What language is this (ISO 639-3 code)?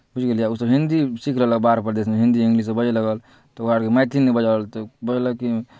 mai